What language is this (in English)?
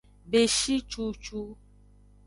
Aja (Benin)